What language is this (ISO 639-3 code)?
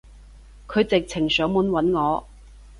yue